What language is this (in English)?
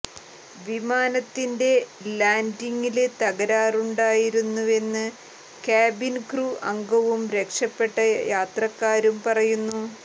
Malayalam